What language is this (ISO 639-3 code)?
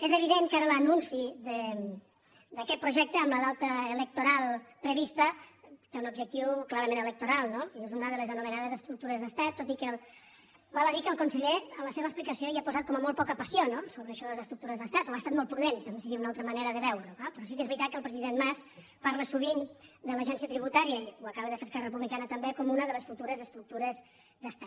cat